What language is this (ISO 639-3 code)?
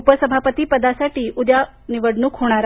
mar